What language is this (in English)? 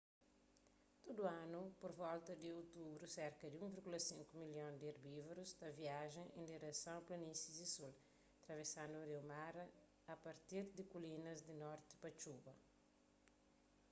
Kabuverdianu